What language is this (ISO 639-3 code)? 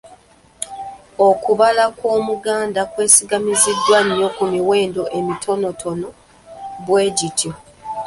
lug